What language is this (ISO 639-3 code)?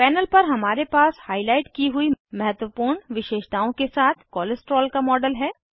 hin